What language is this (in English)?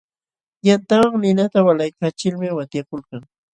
Jauja Wanca Quechua